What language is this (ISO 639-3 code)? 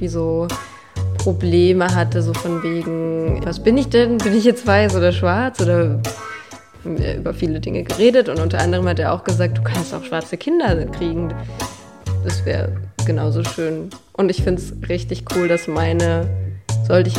deu